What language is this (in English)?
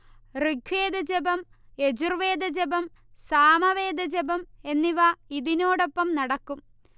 Malayalam